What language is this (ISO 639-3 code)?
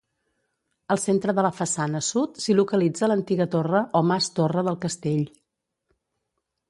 cat